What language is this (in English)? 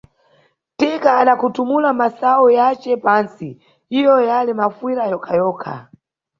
Nyungwe